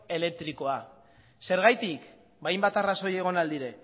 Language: Basque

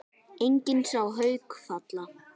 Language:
Icelandic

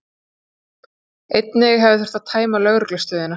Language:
Icelandic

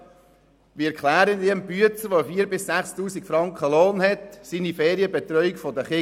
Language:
Swiss German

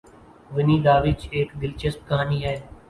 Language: Urdu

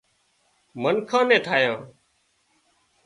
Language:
Wadiyara Koli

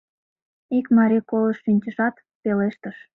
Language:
Mari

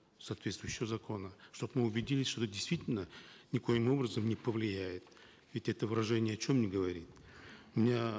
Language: Kazakh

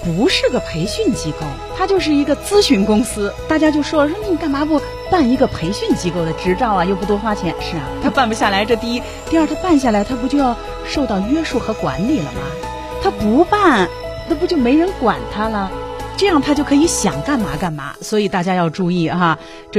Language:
Chinese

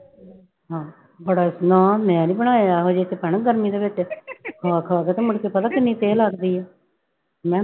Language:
Punjabi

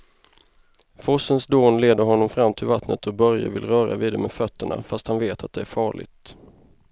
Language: Swedish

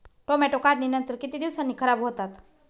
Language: Marathi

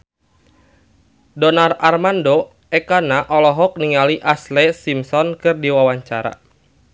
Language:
Sundanese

